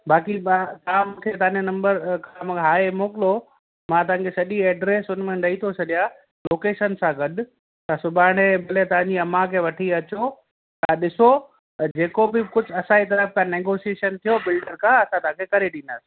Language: Sindhi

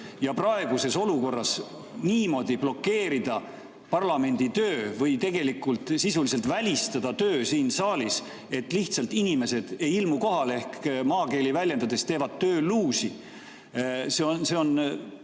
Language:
Estonian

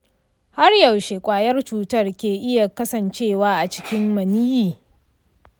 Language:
Hausa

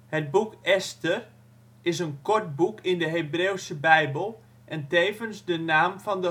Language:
Dutch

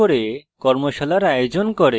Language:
Bangla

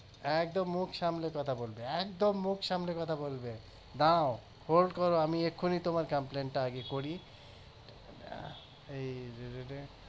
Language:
Bangla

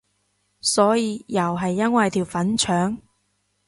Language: Cantonese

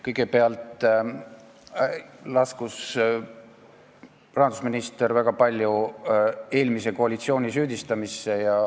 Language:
Estonian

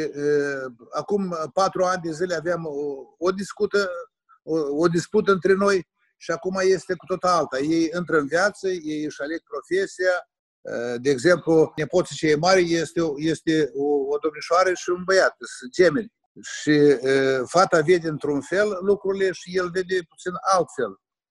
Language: Romanian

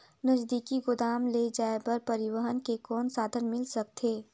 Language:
Chhattisgarhi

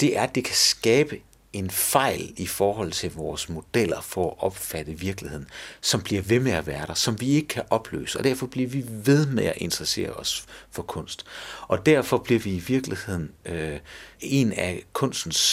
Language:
Danish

